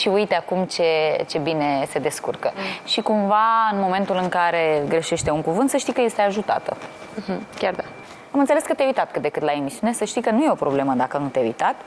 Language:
Romanian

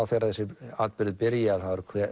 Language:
Icelandic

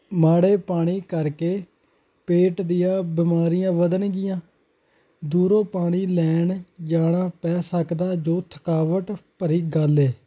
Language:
Punjabi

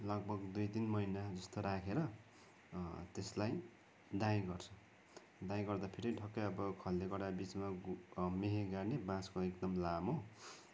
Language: Nepali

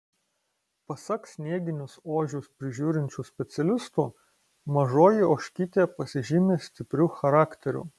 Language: Lithuanian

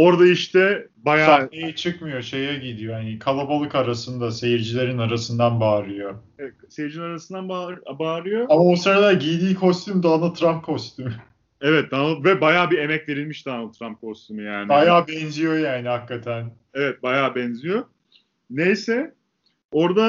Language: Turkish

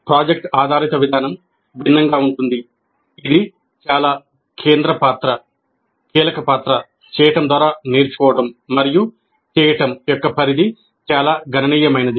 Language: Telugu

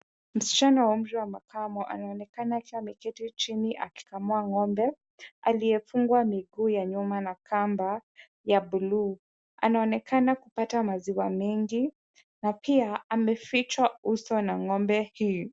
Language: Swahili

